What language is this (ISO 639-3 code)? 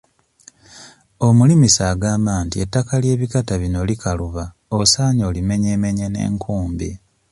lug